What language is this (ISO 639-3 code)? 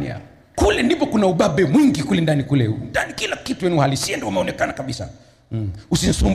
swa